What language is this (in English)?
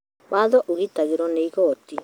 Kikuyu